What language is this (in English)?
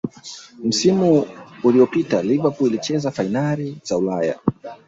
Swahili